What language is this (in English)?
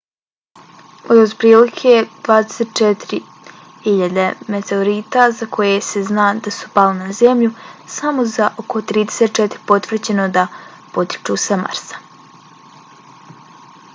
Bosnian